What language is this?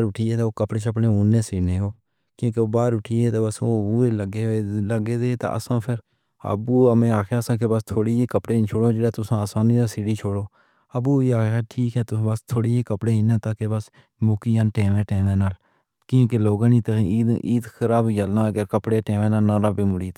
Pahari-Potwari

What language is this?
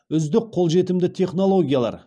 Kazakh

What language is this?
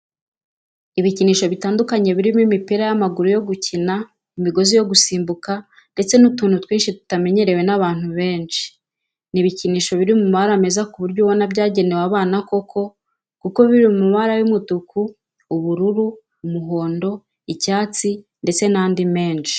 Kinyarwanda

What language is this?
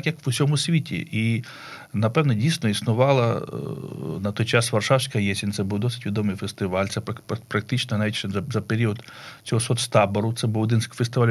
Ukrainian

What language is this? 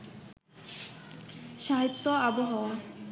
Bangla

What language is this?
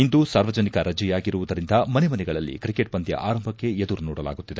Kannada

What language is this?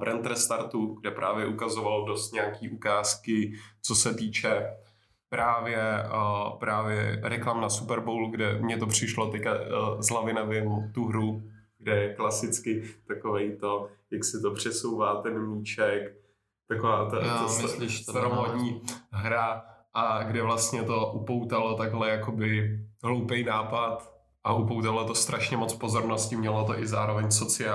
Czech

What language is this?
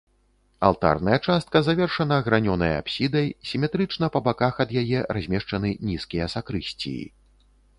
Belarusian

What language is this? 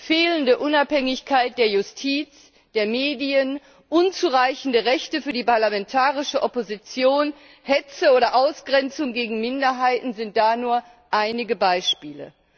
German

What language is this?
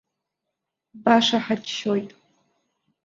Abkhazian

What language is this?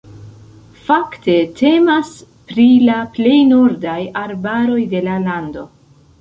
Esperanto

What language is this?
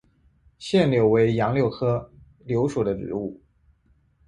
Chinese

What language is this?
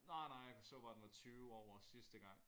Danish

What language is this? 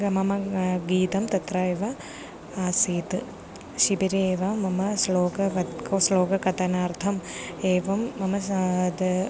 Sanskrit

